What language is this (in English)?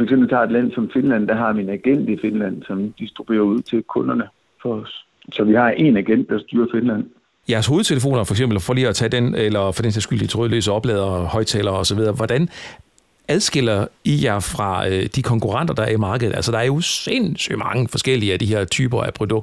Danish